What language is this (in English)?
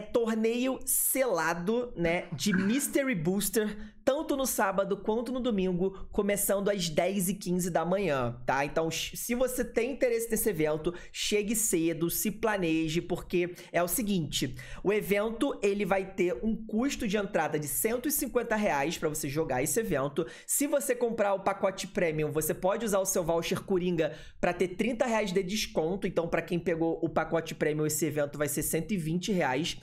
Portuguese